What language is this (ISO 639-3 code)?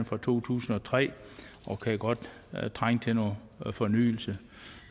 dan